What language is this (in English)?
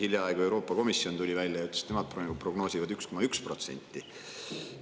Estonian